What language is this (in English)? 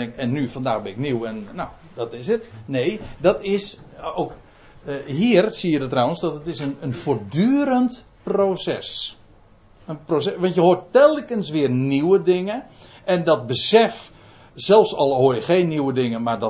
Dutch